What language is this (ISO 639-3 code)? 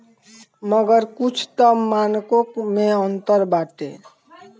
bho